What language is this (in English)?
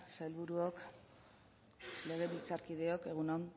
Basque